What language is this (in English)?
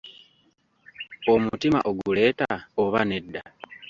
Ganda